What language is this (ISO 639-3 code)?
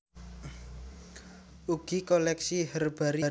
jav